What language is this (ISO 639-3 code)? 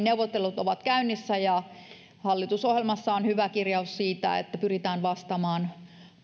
fin